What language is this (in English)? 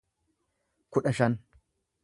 Oromo